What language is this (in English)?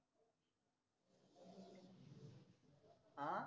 Marathi